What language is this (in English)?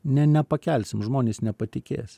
Lithuanian